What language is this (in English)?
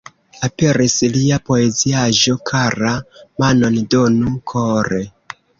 Esperanto